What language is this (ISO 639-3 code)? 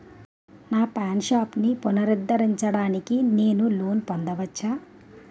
tel